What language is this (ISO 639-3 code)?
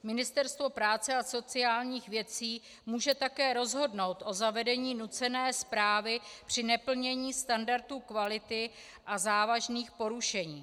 ces